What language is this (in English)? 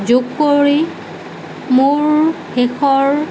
Assamese